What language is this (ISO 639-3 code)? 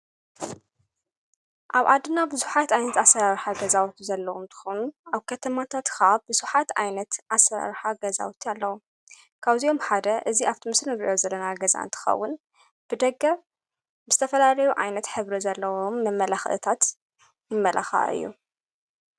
tir